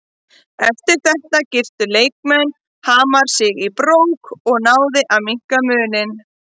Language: Icelandic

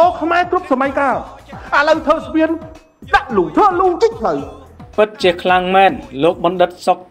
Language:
Thai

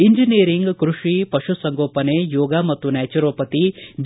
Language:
Kannada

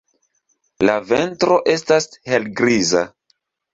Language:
Esperanto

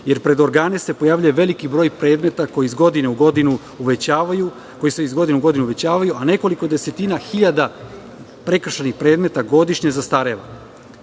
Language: Serbian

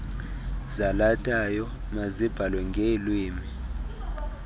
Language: Xhosa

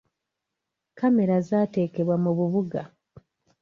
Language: Ganda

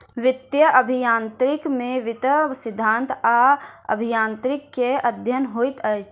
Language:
Maithili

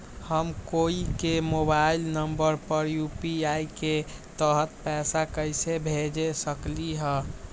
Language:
Magahi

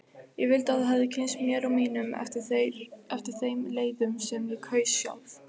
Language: Icelandic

